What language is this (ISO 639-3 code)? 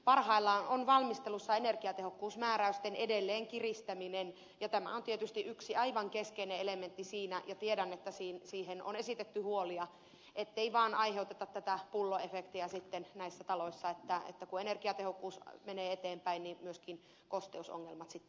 fin